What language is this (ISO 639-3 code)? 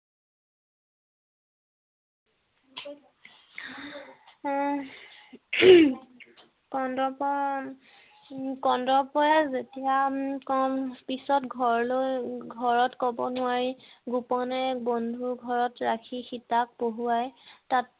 asm